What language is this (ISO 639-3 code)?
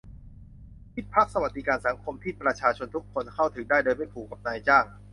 tha